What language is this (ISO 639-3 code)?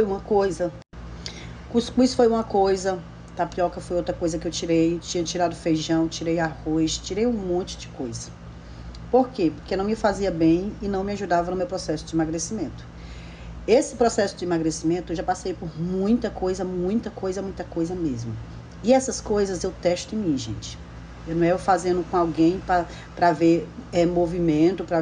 por